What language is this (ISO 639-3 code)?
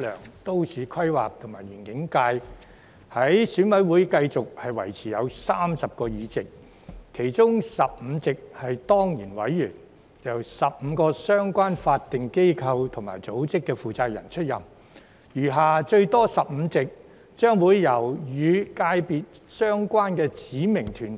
yue